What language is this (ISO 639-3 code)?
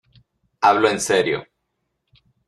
spa